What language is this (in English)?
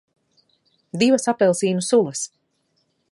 Latvian